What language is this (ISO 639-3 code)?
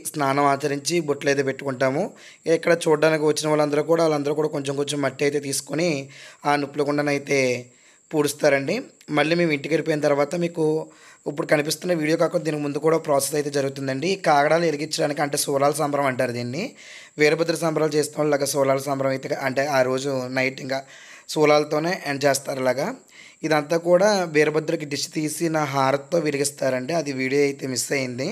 tel